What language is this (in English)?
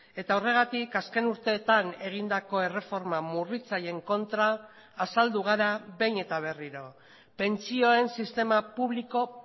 Basque